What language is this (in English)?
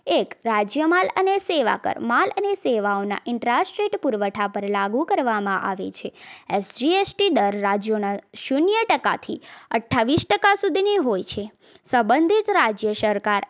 Gujarati